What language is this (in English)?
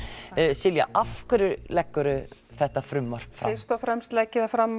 Icelandic